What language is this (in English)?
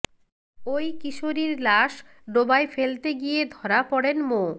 Bangla